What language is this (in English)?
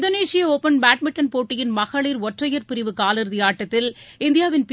Tamil